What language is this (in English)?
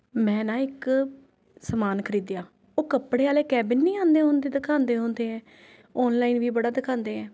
Punjabi